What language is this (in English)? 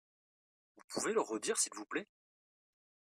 French